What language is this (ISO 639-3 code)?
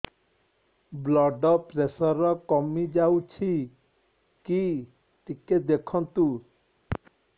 ori